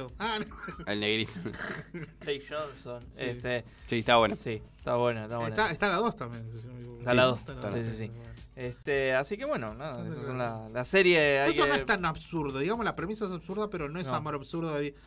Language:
Spanish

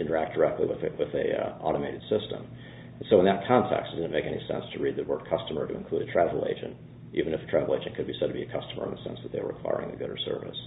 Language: English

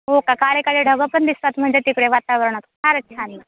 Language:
Marathi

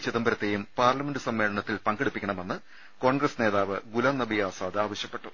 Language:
Malayalam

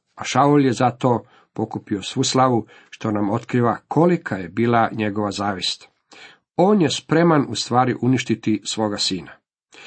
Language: Croatian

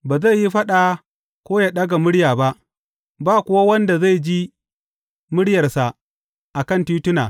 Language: Hausa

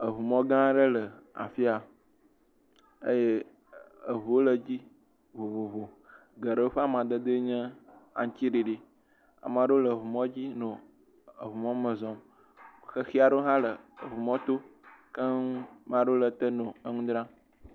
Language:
Ewe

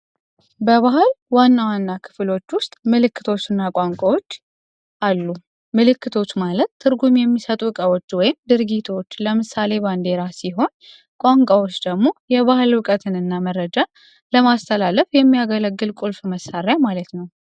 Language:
Amharic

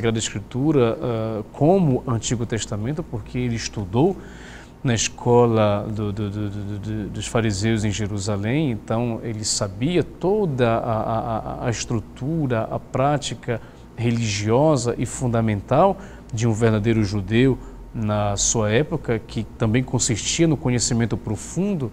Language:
Portuguese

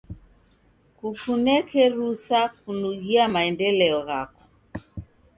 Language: Taita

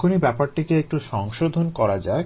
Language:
Bangla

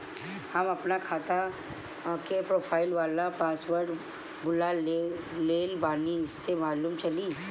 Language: Bhojpuri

